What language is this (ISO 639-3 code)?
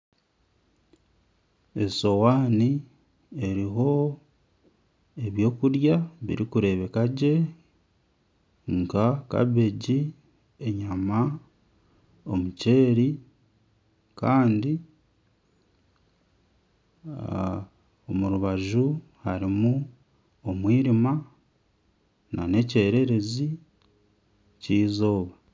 nyn